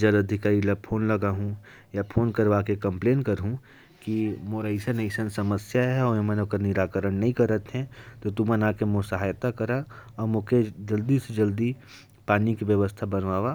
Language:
Korwa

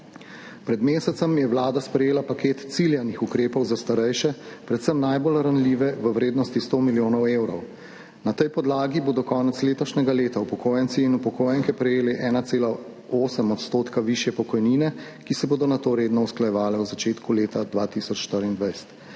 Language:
Slovenian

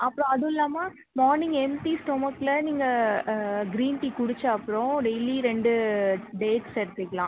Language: Tamil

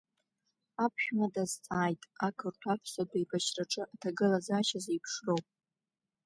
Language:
Abkhazian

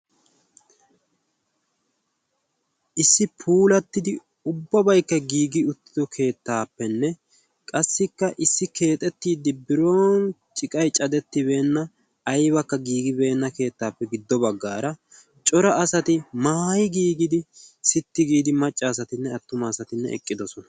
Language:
Wolaytta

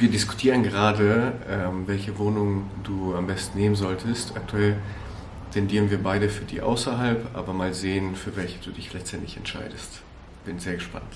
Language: German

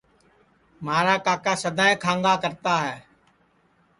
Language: Sansi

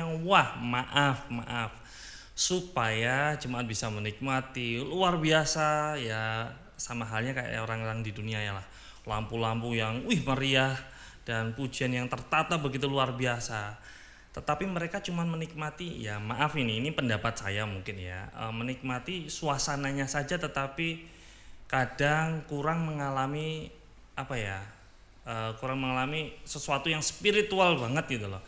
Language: Indonesian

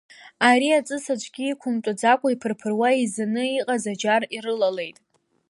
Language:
Abkhazian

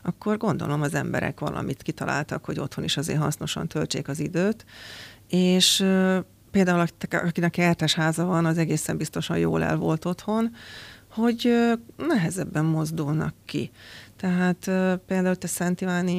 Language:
Hungarian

